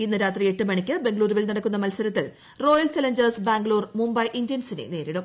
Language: Malayalam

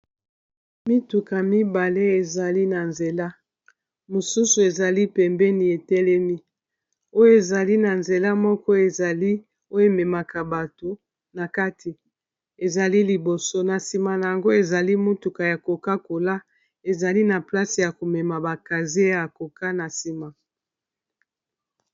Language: Lingala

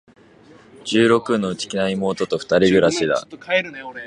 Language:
Japanese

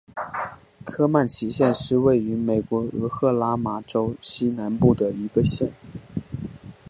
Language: Chinese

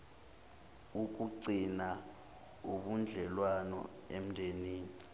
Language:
Zulu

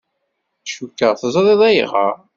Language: Kabyle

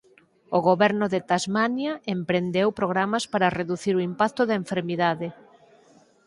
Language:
Galician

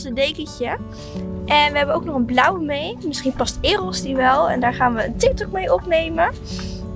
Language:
Dutch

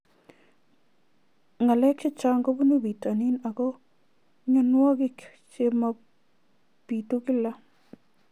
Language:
Kalenjin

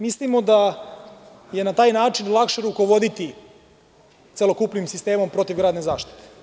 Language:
Serbian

